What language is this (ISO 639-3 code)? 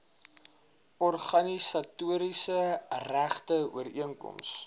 afr